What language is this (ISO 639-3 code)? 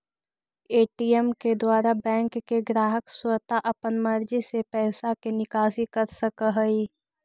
mag